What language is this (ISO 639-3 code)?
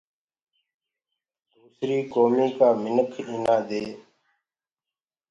ggg